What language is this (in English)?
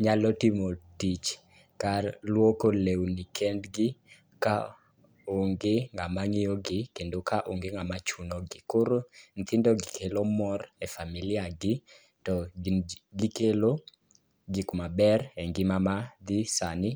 Luo (Kenya and Tanzania)